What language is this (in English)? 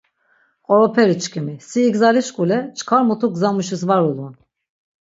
Laz